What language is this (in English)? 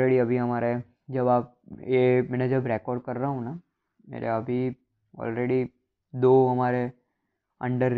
Hindi